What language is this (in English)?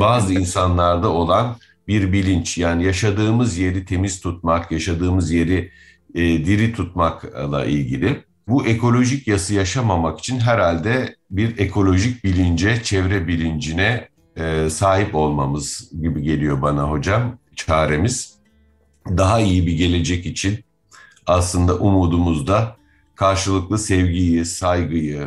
Turkish